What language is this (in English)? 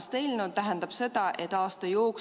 Estonian